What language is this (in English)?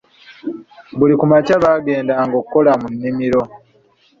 Ganda